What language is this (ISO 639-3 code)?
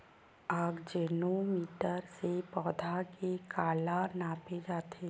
hne